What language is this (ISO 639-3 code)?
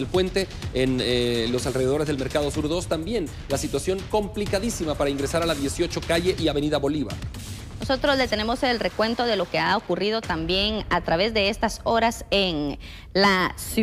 spa